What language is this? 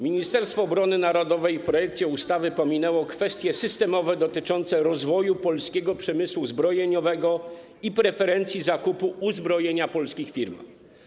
Polish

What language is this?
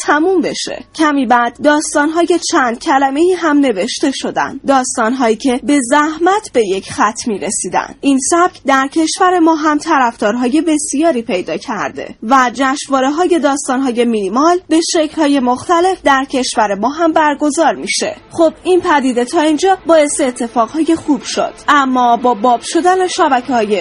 Persian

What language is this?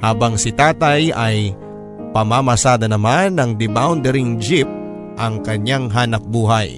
Filipino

